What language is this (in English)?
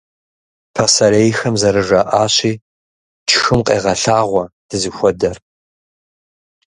Kabardian